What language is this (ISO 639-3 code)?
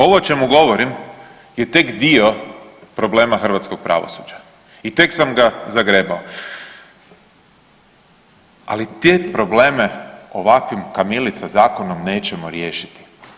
hrv